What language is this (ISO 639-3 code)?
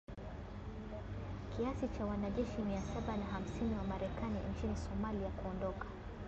swa